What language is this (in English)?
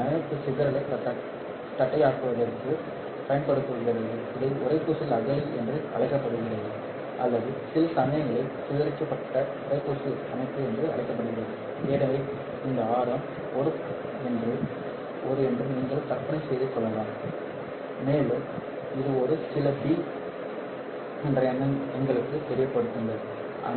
Tamil